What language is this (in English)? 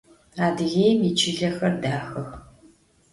Adyghe